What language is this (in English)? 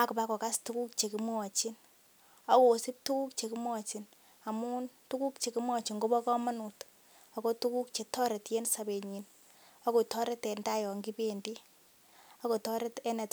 Kalenjin